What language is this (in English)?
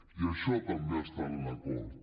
Catalan